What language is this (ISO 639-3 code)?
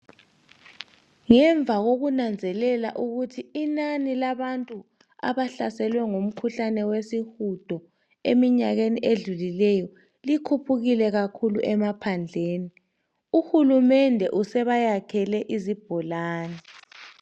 nde